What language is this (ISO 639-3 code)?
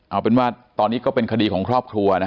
tha